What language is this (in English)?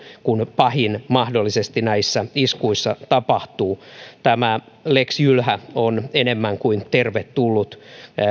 Finnish